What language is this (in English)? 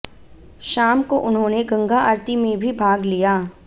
Hindi